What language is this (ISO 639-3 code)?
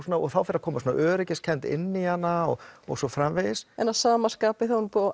isl